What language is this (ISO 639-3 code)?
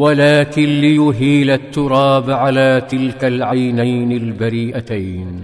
ara